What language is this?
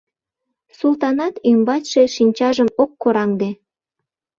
Mari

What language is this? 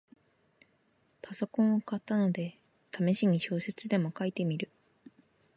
Japanese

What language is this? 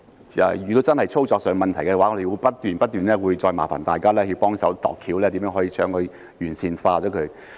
Cantonese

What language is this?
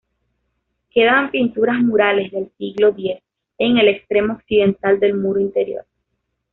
Spanish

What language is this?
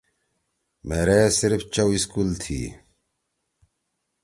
Torwali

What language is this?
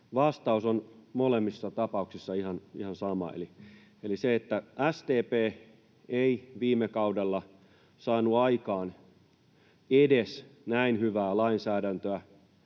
Finnish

